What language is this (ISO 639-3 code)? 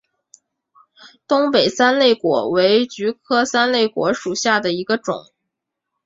zho